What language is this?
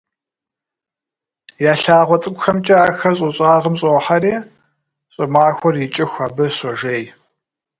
Kabardian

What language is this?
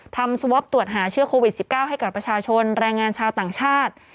Thai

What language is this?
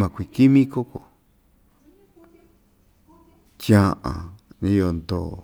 Ixtayutla Mixtec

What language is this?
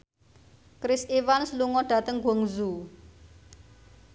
Javanese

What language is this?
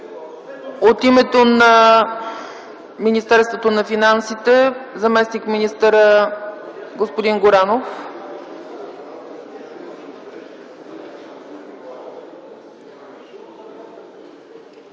Bulgarian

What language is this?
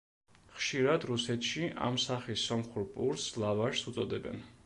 Georgian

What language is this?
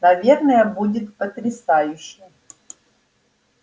Russian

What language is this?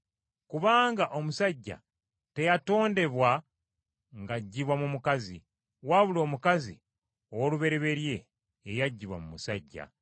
Ganda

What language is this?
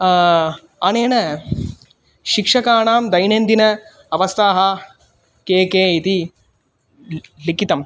Sanskrit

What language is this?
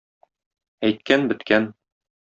Tatar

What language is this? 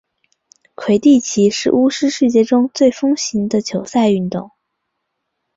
Chinese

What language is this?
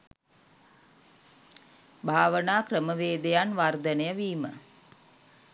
Sinhala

